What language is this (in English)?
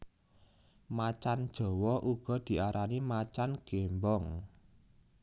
Javanese